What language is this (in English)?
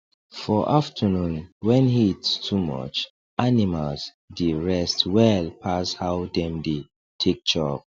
Nigerian Pidgin